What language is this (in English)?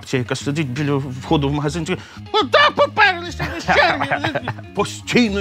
Ukrainian